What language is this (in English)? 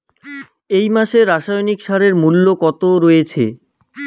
Bangla